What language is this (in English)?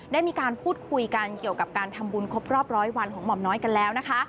Thai